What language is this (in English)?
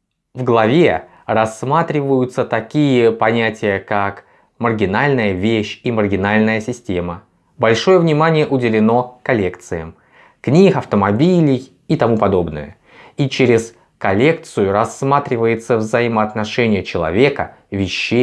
Russian